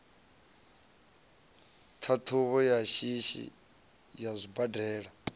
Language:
Venda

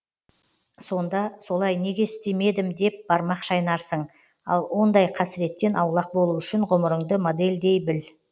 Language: Kazakh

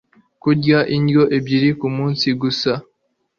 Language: Kinyarwanda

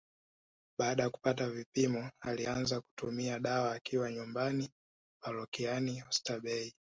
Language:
Swahili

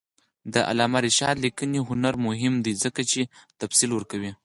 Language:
Pashto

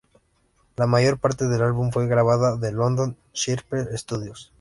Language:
Spanish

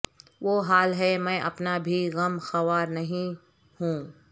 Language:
Urdu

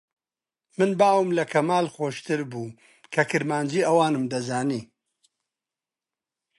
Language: Central Kurdish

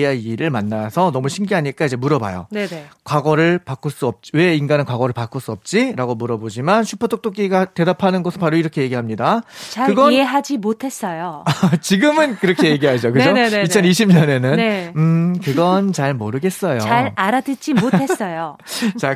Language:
Korean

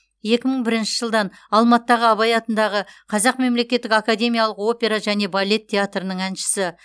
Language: Kazakh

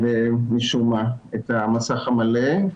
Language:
Hebrew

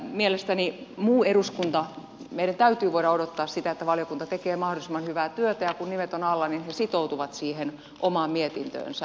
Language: Finnish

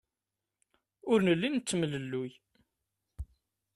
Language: Kabyle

